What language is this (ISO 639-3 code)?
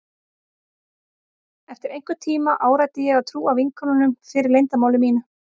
isl